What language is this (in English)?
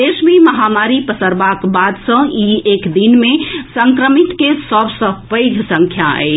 Maithili